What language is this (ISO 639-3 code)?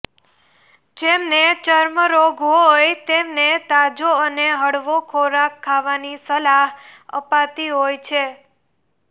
guj